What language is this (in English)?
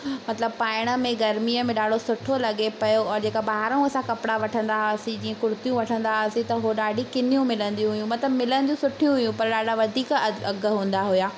Sindhi